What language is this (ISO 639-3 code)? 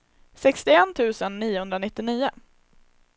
swe